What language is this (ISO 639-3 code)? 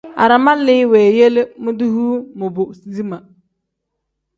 kdh